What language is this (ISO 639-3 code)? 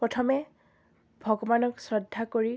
asm